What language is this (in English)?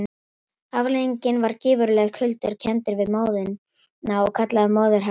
Icelandic